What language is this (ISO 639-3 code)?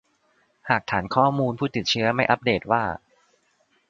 tha